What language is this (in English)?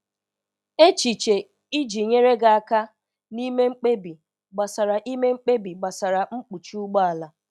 Igbo